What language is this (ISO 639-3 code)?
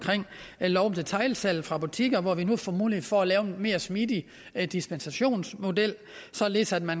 dan